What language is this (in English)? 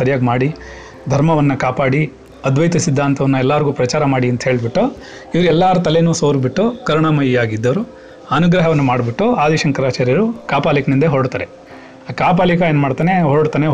Kannada